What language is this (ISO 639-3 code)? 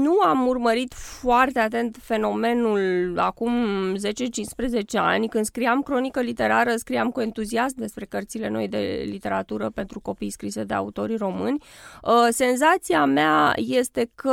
ron